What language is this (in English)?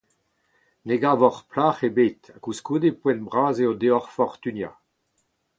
Breton